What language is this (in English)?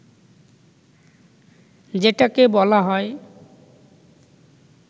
Bangla